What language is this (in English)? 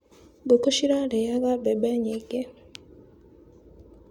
Kikuyu